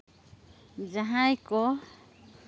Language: Santali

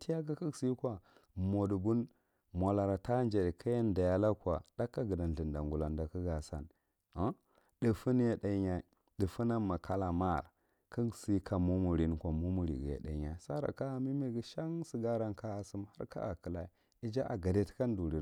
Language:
Marghi Central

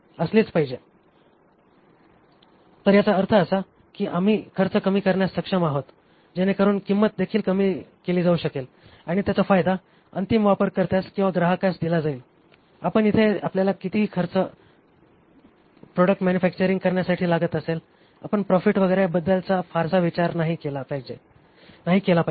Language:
Marathi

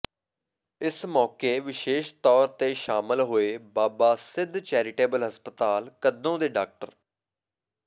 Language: Punjabi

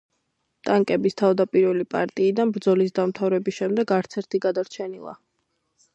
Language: Georgian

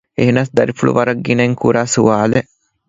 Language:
Divehi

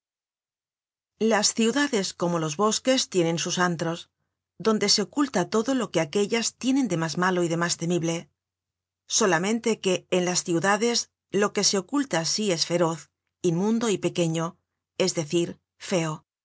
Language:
Spanish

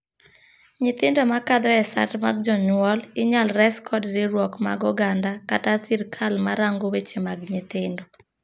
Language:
Luo (Kenya and Tanzania)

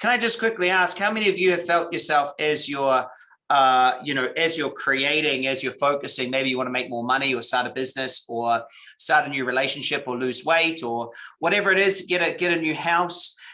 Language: English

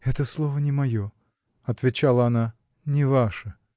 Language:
Russian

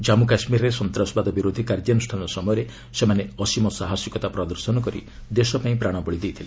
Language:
Odia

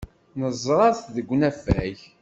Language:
Kabyle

